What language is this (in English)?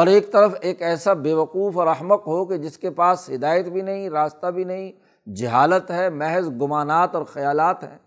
Urdu